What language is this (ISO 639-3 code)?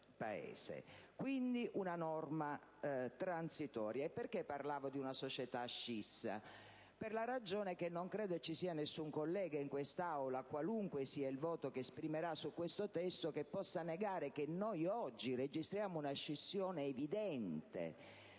ita